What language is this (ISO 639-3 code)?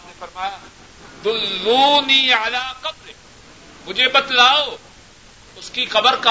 urd